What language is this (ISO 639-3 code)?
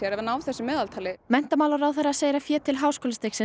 isl